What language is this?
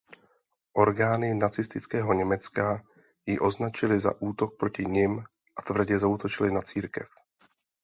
Czech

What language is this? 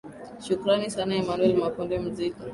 Swahili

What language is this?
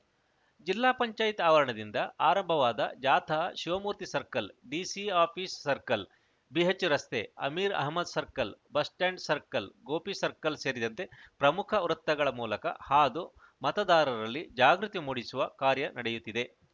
Kannada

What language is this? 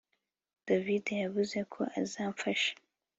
Kinyarwanda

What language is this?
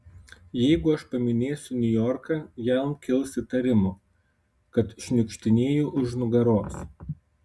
Lithuanian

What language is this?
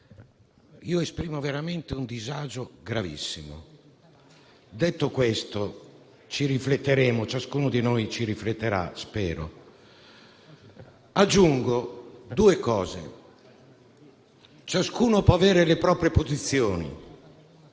Italian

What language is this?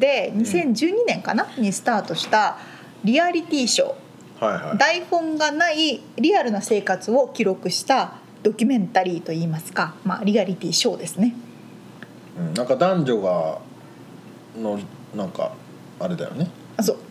Japanese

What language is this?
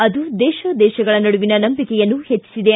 Kannada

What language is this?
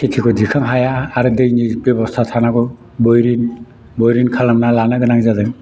Bodo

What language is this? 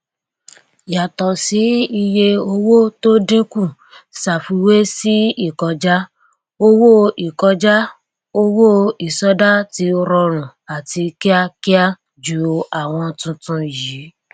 Yoruba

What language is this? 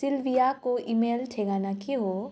Nepali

